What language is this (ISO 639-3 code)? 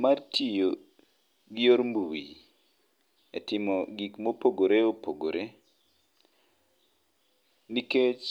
luo